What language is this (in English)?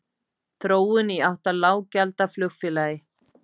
Icelandic